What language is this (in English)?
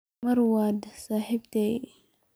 Somali